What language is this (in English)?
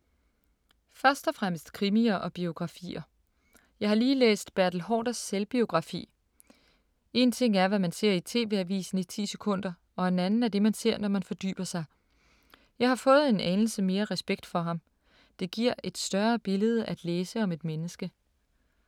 Danish